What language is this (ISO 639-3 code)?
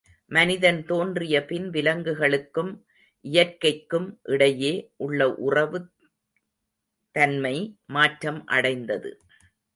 tam